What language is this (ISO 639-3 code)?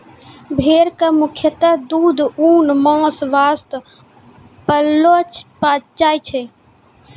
mai